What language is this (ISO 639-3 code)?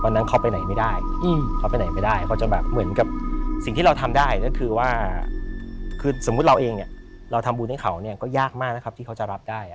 tha